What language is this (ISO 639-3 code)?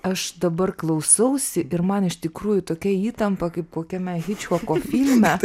lit